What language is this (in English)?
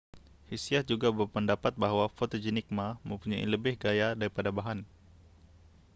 Malay